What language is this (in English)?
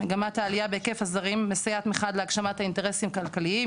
Hebrew